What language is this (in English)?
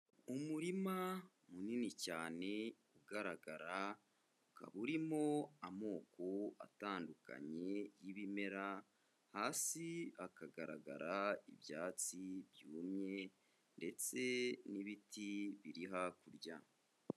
Kinyarwanda